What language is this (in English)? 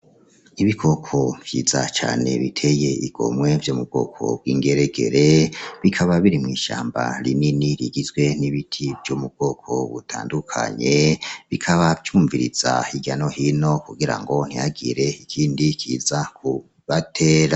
Rundi